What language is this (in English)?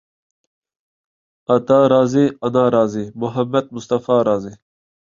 Uyghur